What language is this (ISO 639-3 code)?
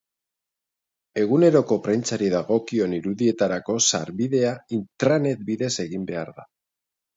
eus